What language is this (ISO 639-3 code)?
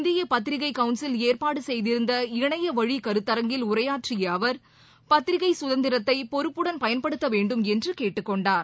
tam